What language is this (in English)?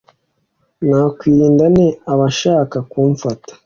Kinyarwanda